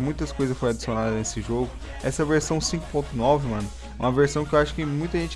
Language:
Portuguese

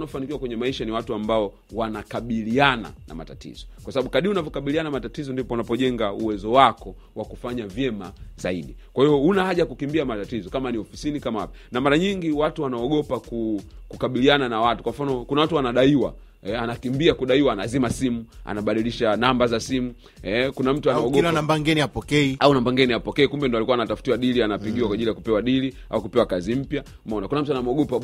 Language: Swahili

